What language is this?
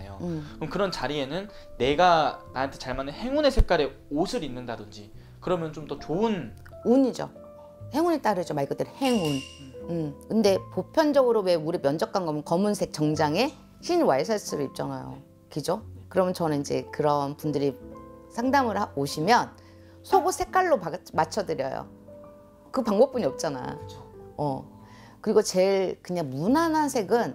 Korean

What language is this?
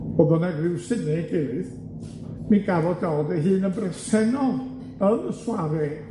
Welsh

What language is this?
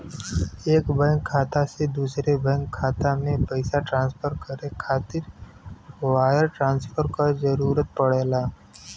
Bhojpuri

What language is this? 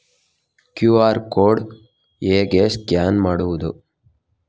Kannada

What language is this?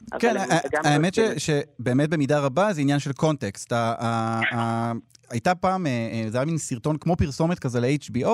Hebrew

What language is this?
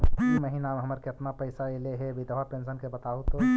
Magahi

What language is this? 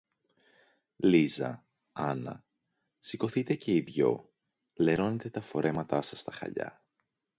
Greek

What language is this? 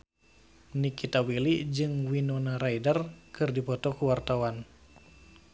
Sundanese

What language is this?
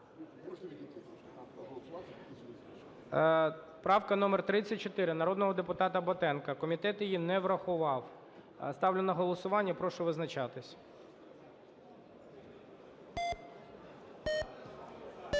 Ukrainian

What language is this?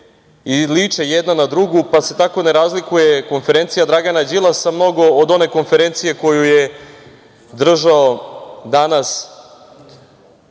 Serbian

